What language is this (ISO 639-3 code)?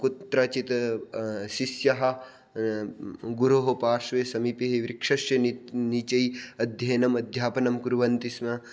san